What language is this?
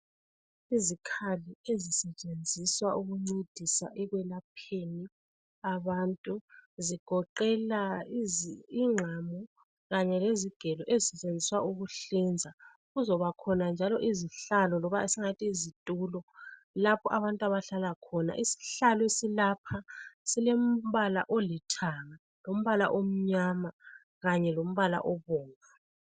North Ndebele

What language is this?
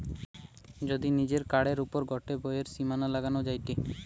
Bangla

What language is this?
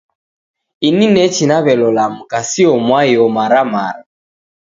Taita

